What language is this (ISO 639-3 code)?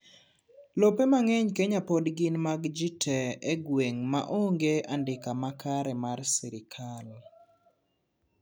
luo